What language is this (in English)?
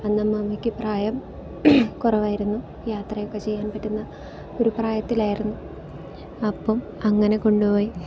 Malayalam